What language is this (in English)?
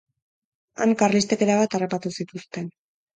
Basque